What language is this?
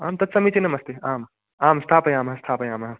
Sanskrit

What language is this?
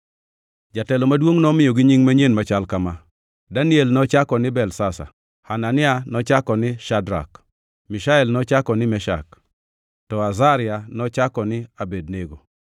Luo (Kenya and Tanzania)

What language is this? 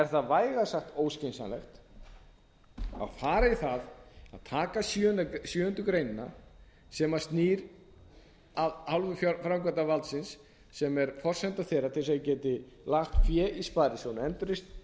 Icelandic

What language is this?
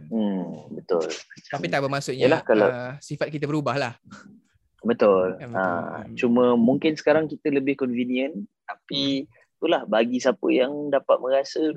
Malay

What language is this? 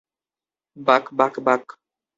Bangla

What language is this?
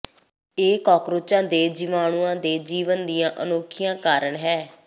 Punjabi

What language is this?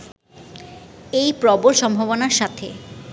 Bangla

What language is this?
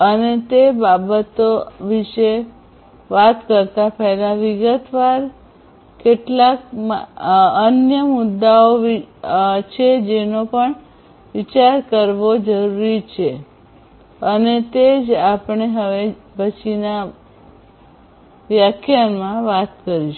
Gujarati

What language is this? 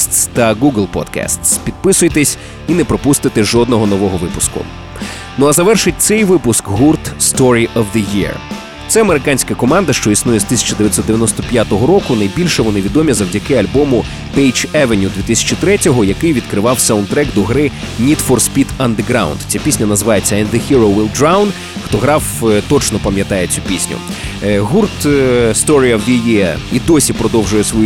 Ukrainian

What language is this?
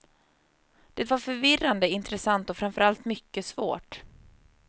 Swedish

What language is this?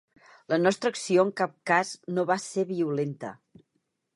Catalan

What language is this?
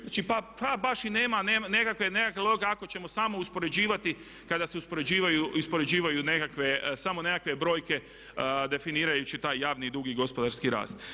Croatian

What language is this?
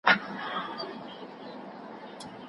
Pashto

